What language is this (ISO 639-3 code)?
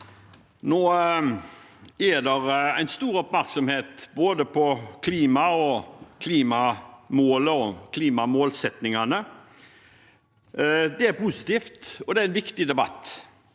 nor